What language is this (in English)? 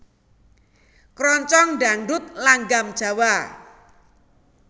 Javanese